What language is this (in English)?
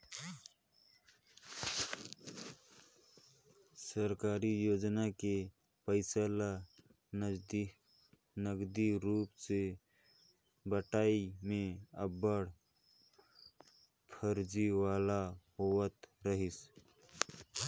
Chhattisgarhi